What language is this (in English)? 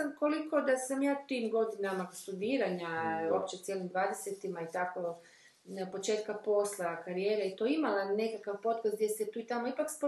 Croatian